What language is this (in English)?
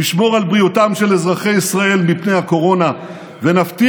Hebrew